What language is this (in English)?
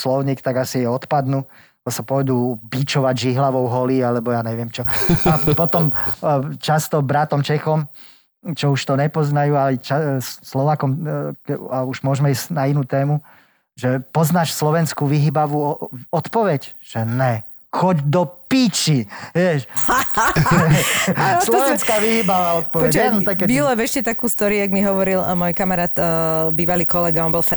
Slovak